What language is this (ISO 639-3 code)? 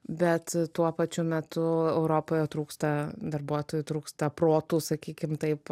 lit